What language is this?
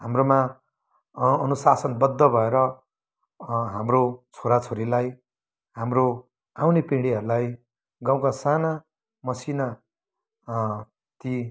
Nepali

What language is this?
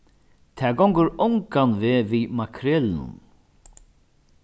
Faroese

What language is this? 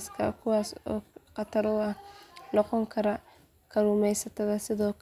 Somali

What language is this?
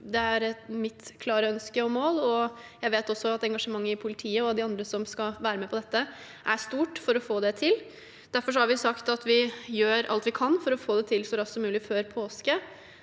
Norwegian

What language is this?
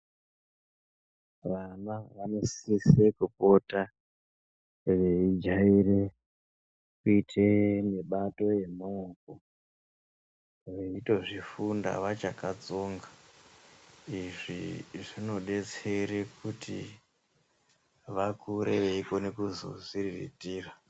Ndau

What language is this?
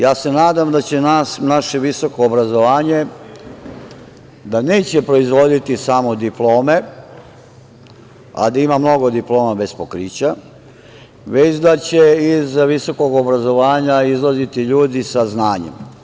Serbian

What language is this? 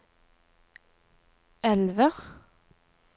Norwegian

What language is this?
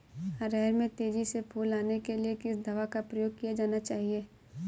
Hindi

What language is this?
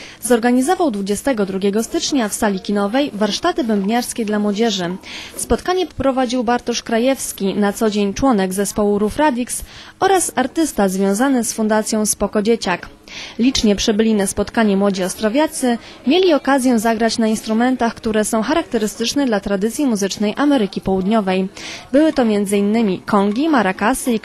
Polish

